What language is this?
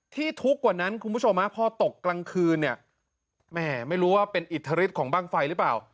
Thai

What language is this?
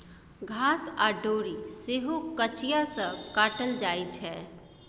Maithili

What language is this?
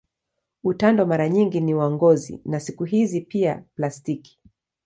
Swahili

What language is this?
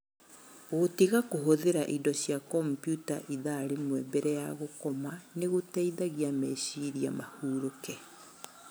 Kikuyu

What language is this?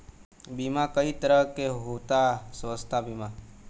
Bhojpuri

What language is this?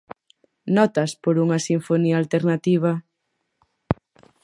Galician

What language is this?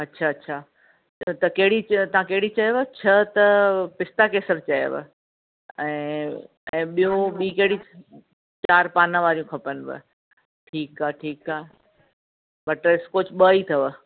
Sindhi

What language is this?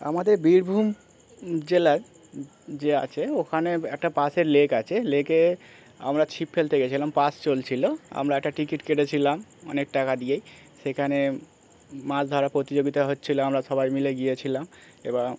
Bangla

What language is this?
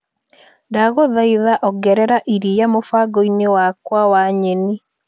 Kikuyu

